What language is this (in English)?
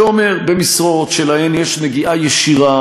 Hebrew